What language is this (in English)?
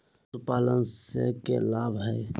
Magahi